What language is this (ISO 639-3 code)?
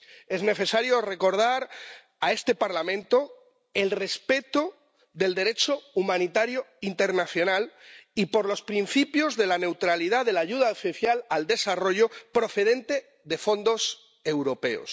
spa